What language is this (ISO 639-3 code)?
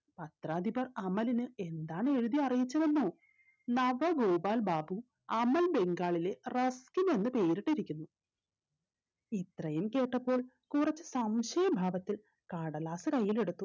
mal